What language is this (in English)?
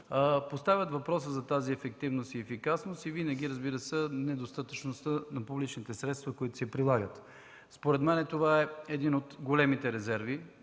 Bulgarian